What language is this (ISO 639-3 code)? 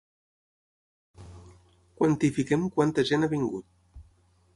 cat